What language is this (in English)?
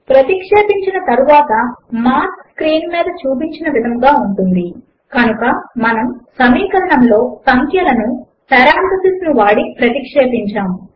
Telugu